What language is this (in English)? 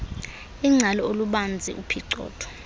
Xhosa